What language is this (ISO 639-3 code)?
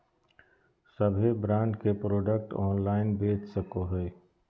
mag